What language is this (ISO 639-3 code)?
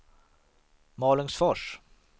swe